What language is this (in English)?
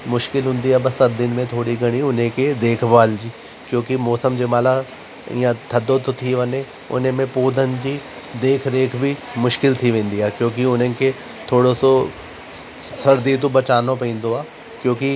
Sindhi